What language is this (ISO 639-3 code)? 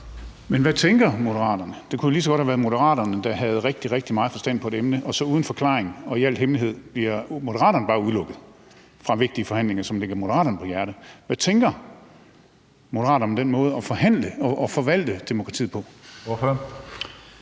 dan